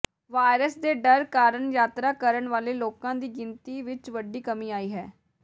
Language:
Punjabi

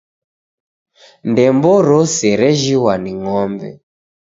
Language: Taita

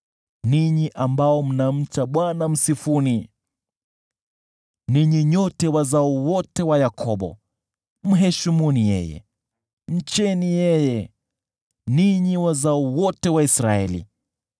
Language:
Swahili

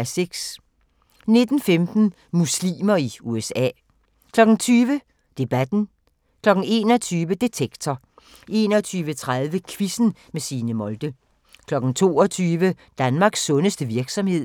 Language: Danish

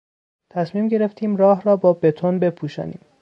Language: Persian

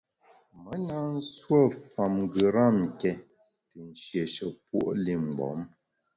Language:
Bamun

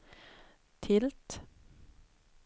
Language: Swedish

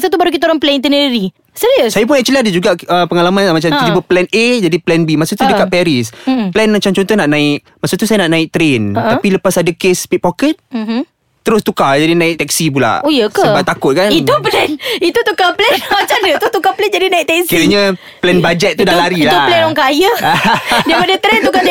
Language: Malay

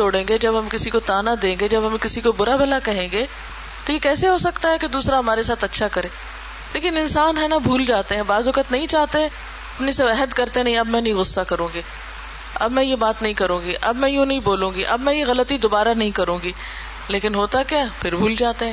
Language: Urdu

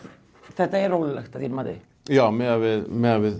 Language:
Icelandic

